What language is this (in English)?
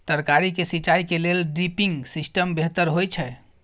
Maithili